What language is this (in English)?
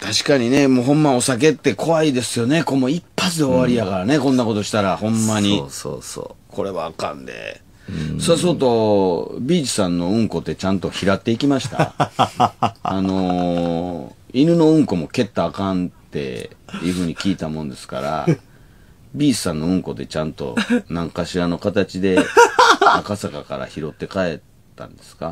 Japanese